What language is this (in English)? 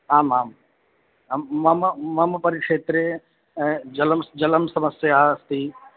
Sanskrit